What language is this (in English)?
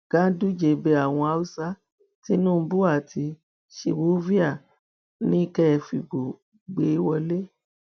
Yoruba